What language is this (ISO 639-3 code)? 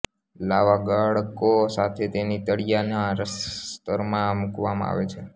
guj